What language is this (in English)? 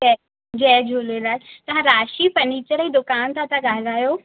Sindhi